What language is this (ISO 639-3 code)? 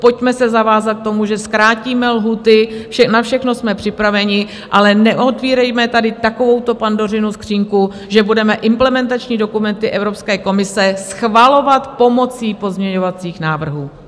ces